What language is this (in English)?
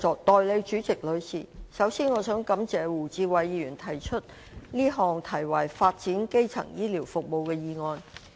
Cantonese